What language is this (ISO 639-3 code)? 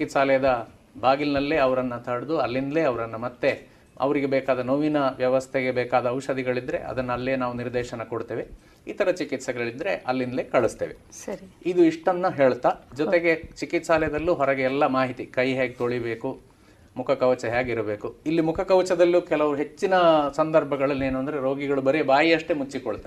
kan